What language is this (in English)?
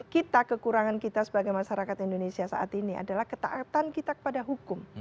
Indonesian